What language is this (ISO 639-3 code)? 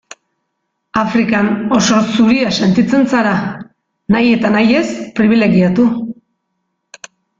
eus